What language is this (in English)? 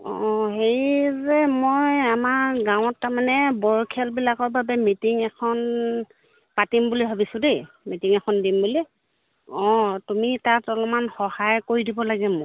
Assamese